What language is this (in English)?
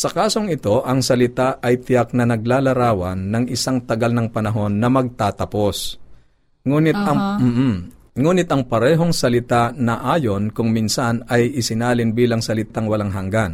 Filipino